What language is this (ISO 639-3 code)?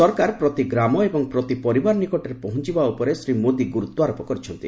ori